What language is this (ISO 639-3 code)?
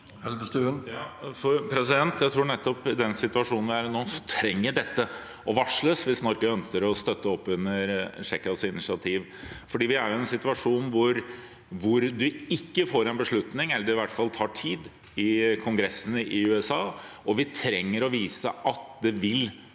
nor